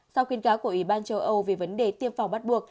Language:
Vietnamese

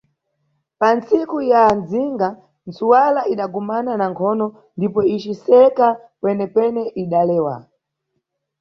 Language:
Nyungwe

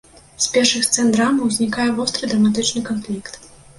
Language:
Belarusian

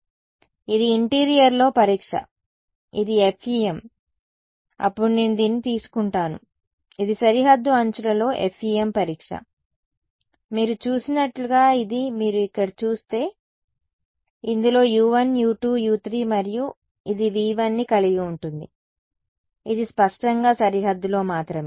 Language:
Telugu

